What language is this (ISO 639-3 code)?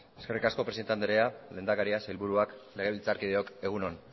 eus